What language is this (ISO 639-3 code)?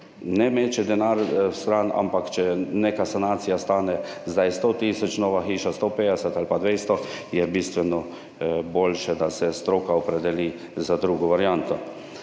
slv